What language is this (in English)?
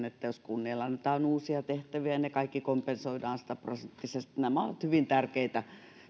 Finnish